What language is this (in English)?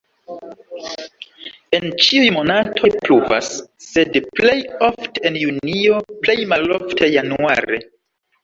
Esperanto